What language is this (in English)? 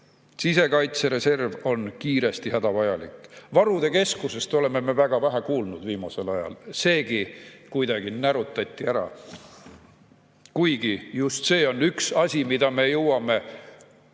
Estonian